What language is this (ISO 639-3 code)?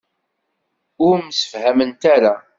kab